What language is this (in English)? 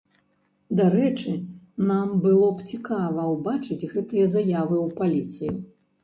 Belarusian